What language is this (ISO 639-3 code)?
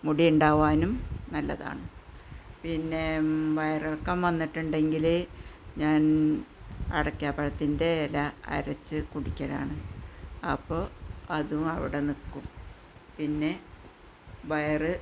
mal